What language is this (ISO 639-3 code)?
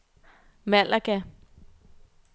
dan